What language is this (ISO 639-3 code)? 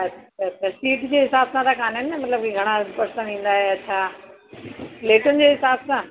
snd